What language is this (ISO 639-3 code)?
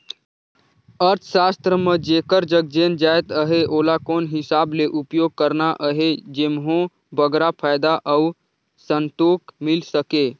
hne